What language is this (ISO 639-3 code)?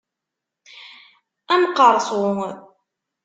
kab